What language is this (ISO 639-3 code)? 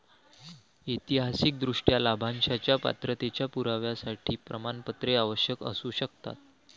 mar